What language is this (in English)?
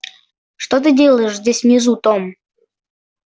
Russian